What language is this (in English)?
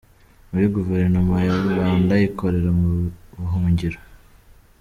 Kinyarwanda